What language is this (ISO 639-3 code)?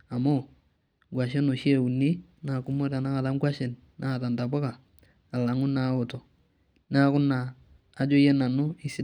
mas